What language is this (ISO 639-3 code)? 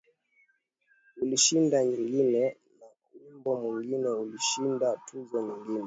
swa